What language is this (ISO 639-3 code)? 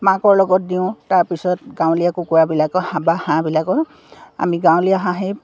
asm